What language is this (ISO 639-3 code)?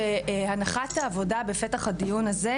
heb